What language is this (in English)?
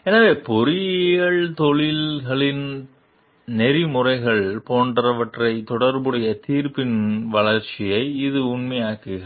Tamil